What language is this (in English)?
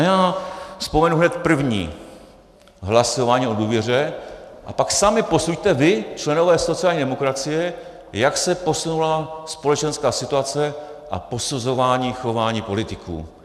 Czech